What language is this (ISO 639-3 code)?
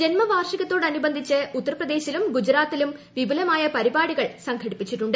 mal